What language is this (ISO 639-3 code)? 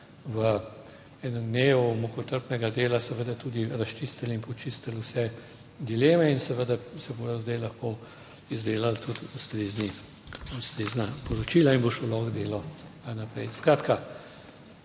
slv